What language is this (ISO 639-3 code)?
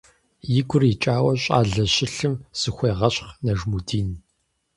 kbd